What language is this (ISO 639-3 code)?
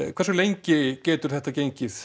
isl